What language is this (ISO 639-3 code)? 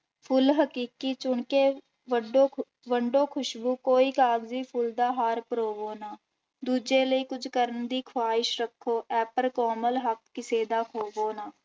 pan